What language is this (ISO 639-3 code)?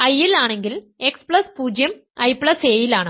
mal